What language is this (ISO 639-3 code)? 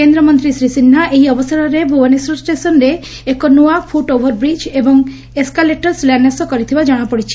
ori